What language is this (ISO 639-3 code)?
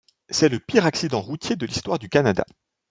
fra